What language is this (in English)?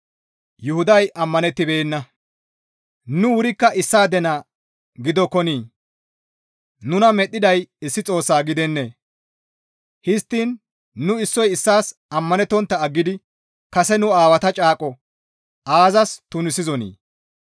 Gamo